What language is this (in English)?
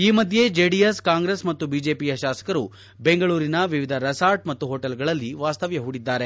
Kannada